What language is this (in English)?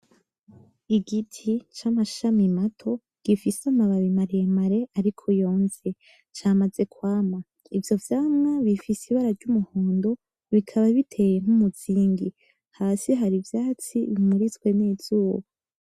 Rundi